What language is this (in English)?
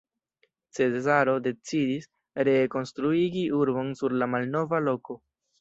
Esperanto